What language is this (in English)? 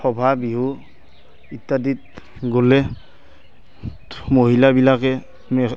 Assamese